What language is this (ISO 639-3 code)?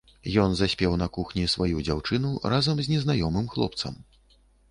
bel